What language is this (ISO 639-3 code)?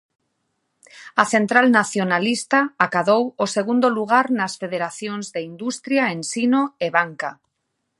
glg